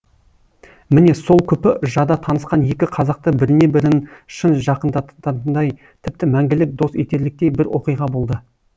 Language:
Kazakh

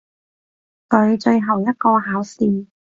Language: Cantonese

